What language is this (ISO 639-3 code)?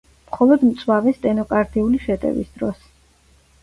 kat